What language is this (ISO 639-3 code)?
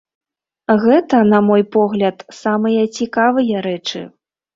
bel